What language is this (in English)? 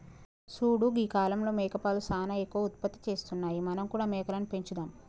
Telugu